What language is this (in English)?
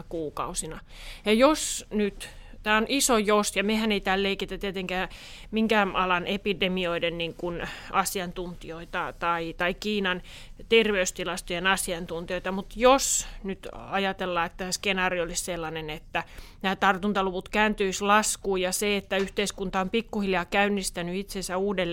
Finnish